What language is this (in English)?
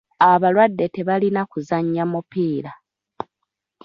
Ganda